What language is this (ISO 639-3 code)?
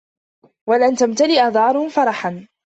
ara